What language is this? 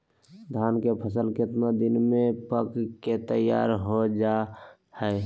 Magahi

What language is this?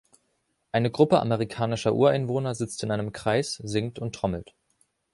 German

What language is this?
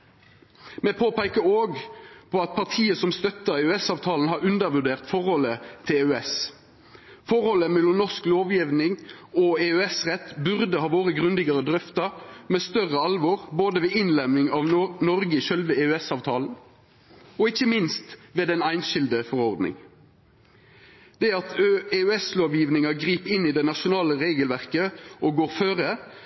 Norwegian Nynorsk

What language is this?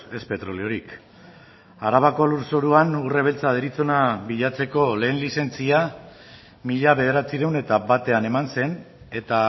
Basque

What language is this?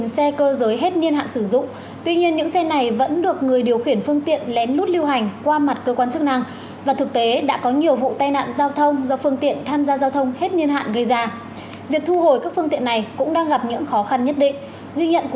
Vietnamese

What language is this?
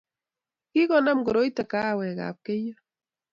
Kalenjin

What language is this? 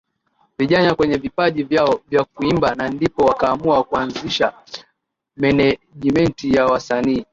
Swahili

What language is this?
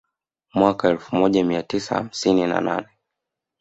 Swahili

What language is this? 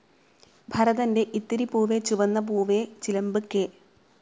Malayalam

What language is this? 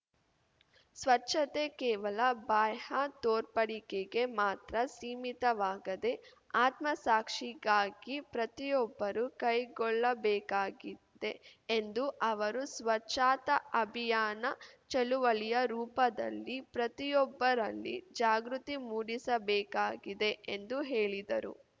Kannada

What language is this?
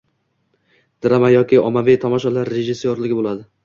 Uzbek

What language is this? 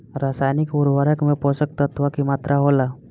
Bhojpuri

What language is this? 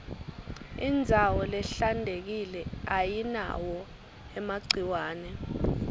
Swati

